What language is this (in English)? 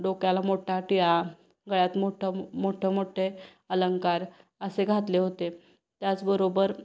Marathi